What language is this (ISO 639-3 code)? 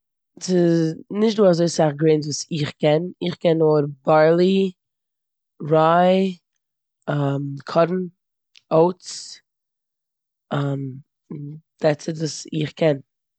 yid